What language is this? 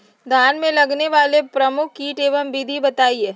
Magahi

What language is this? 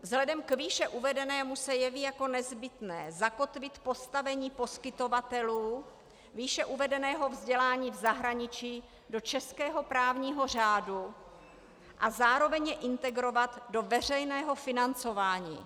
Czech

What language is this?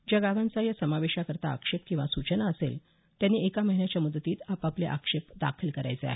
Marathi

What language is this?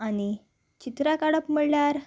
Konkani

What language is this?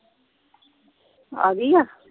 Punjabi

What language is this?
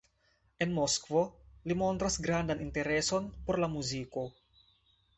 Esperanto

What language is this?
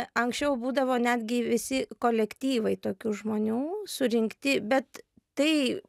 Lithuanian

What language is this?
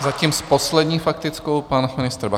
Czech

